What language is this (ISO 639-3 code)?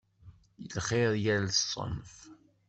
kab